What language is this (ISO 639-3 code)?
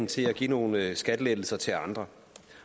dan